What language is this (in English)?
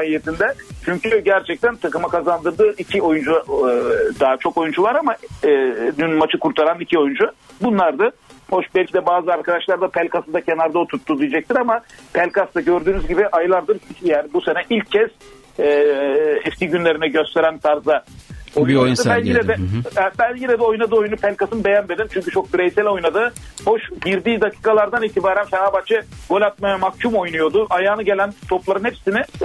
Turkish